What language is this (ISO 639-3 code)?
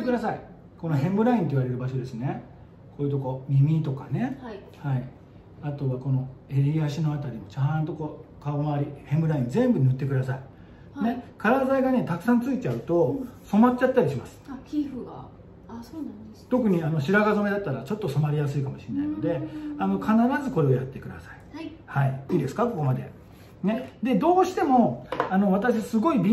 jpn